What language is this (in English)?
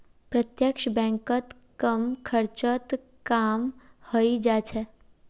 Magahi